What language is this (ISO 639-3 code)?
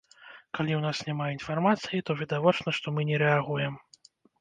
bel